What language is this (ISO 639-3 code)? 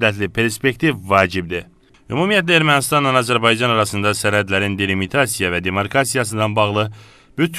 tur